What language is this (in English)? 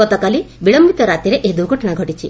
Odia